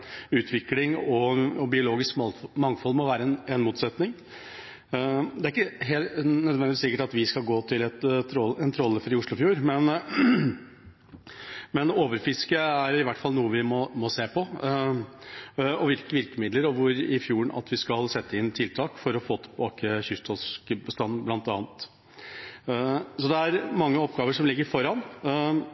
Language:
Norwegian Bokmål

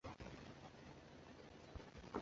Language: Chinese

